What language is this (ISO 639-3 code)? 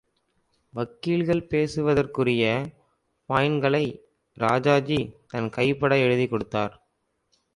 tam